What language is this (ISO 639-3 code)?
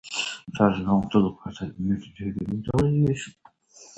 nld